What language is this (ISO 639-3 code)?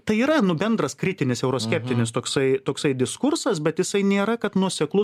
lit